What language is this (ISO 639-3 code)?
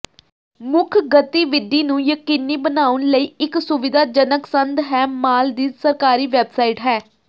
pan